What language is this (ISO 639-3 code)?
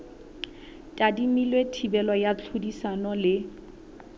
sot